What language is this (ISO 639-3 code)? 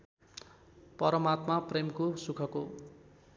nep